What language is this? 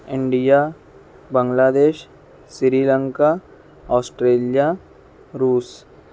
Urdu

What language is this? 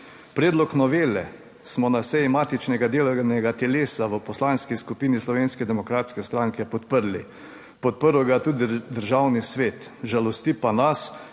Slovenian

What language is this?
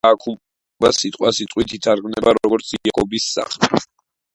Georgian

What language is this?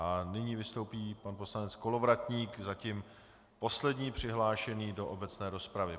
Czech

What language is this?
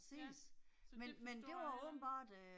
Danish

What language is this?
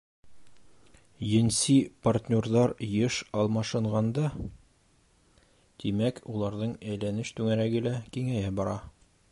Bashkir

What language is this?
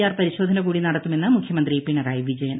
Malayalam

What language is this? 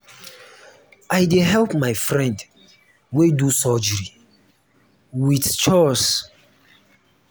Nigerian Pidgin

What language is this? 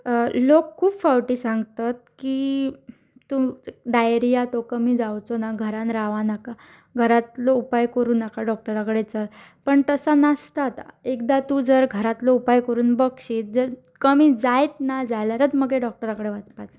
Konkani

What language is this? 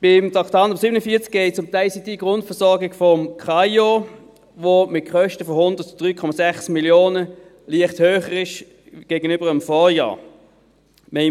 Swiss German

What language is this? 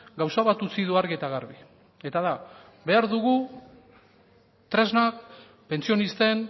Basque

